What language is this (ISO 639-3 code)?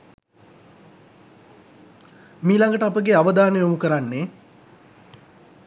sin